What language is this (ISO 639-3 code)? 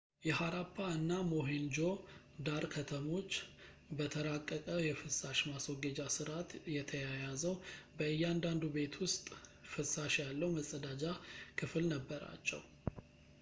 amh